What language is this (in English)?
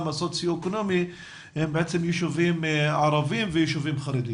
Hebrew